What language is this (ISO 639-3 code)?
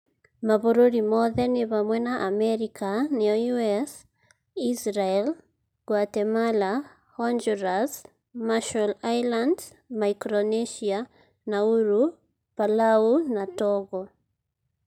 kik